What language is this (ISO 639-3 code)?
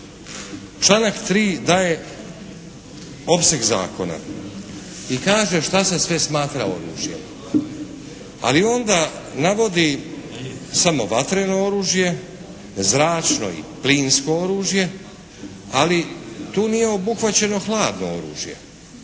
hrv